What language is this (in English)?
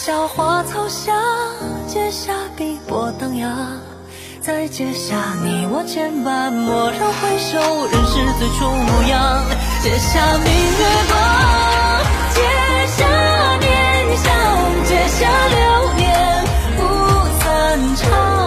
Chinese